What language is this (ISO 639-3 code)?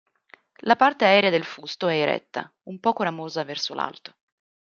ita